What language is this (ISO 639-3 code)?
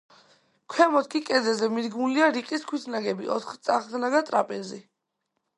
kat